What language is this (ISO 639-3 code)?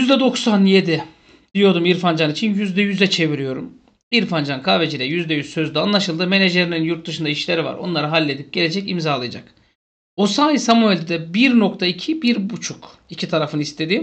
tur